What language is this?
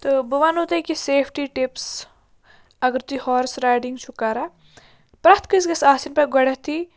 Kashmiri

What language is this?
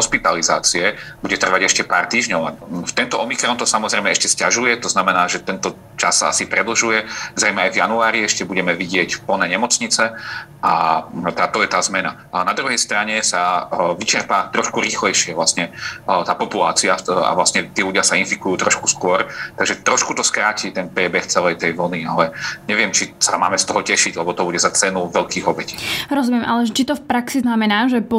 Slovak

